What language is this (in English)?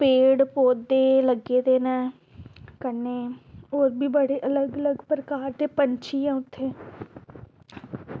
Dogri